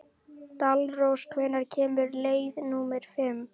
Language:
Icelandic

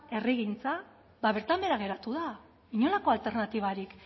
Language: Basque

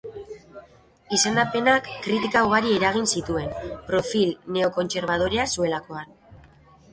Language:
Basque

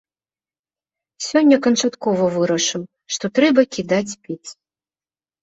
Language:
Belarusian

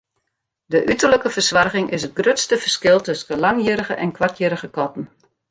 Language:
Western Frisian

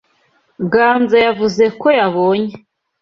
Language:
Kinyarwanda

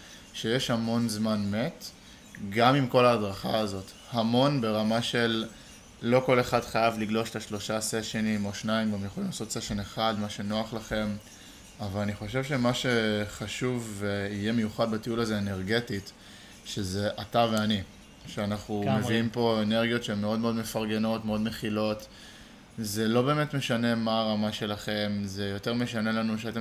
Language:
Hebrew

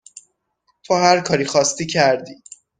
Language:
Persian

